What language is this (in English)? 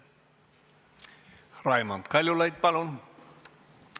Estonian